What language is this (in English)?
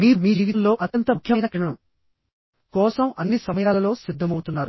Telugu